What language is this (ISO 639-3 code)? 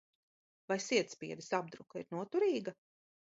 lav